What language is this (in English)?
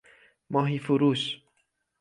Persian